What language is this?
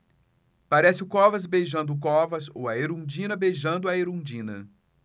Portuguese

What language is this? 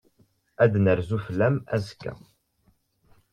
Kabyle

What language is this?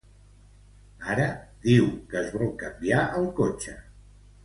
Catalan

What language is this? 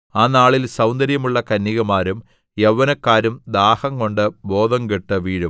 Malayalam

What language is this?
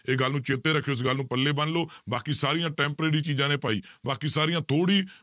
Punjabi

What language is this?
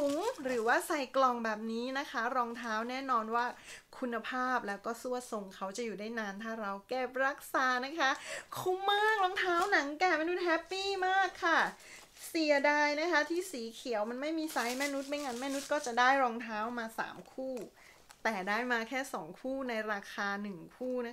Thai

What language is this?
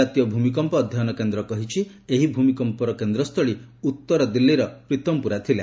Odia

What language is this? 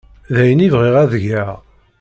Kabyle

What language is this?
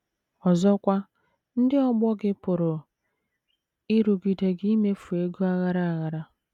Igbo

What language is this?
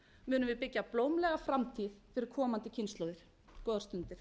Icelandic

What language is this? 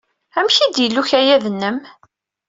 Kabyle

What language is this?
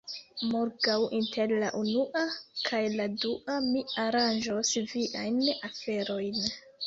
Esperanto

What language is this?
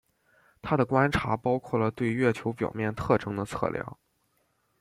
Chinese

